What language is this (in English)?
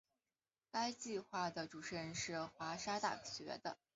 Chinese